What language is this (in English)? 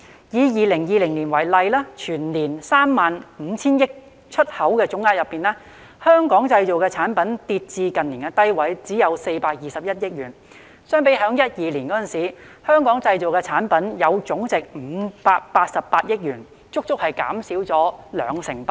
Cantonese